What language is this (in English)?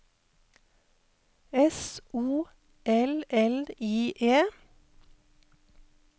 Norwegian